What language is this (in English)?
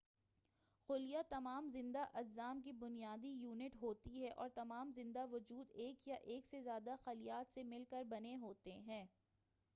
Urdu